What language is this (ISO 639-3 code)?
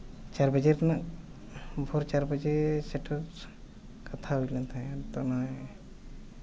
sat